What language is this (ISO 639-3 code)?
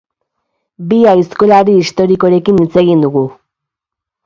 eus